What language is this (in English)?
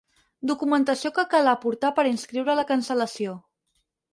Catalan